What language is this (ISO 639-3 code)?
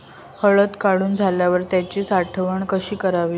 mar